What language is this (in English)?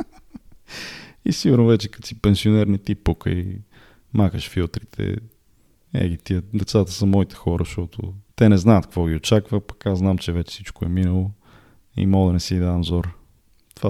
Bulgarian